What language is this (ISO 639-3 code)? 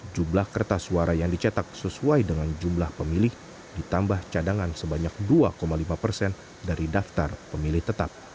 ind